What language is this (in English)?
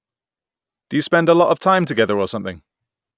English